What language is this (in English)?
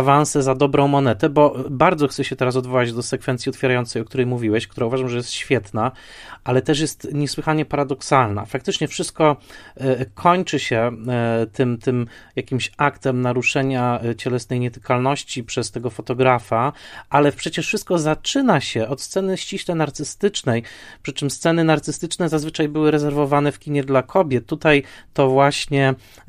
Polish